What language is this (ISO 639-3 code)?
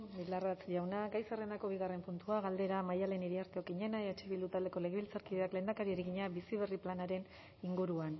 eus